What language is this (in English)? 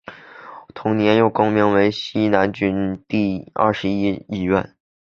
Chinese